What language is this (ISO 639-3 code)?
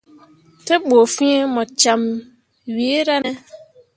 mua